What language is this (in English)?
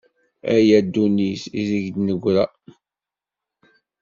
Kabyle